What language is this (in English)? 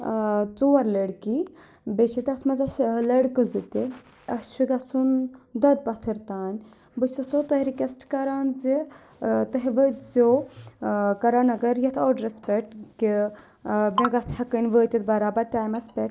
Kashmiri